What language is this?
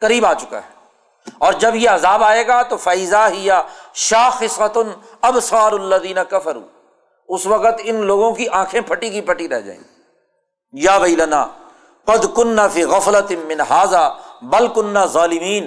Urdu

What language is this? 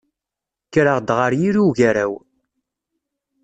Kabyle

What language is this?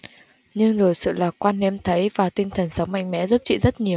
Vietnamese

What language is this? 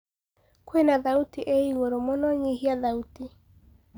Kikuyu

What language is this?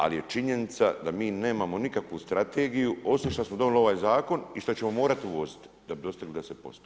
Croatian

